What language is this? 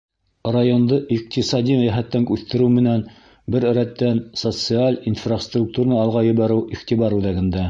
Bashkir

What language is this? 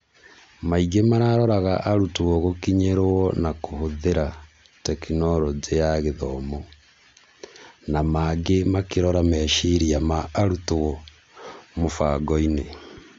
Kikuyu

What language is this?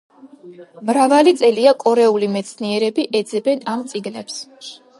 Georgian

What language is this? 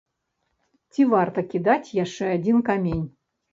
Belarusian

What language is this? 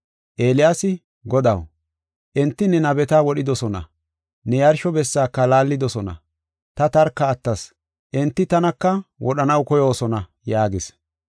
Gofa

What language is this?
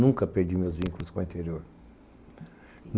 Portuguese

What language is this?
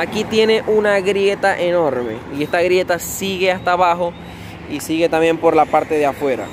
Spanish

